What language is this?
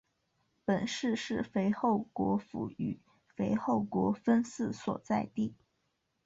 Chinese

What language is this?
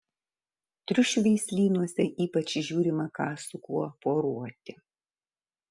Lithuanian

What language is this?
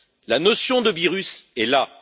French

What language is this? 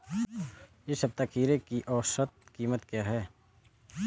Hindi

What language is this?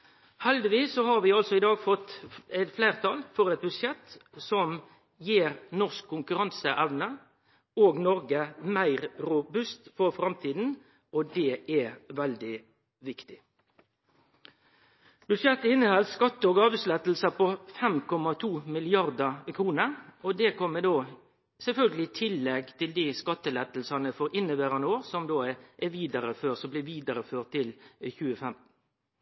Norwegian Nynorsk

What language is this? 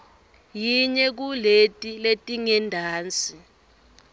Swati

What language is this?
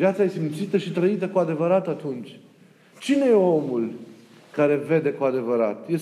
Romanian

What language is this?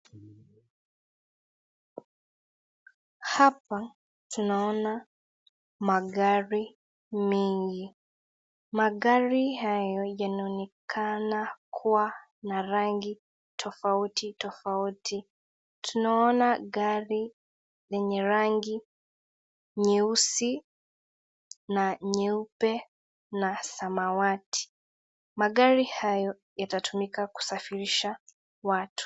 Swahili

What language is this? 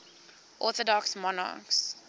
English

